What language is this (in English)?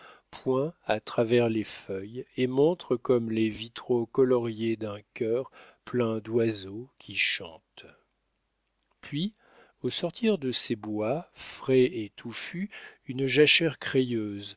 French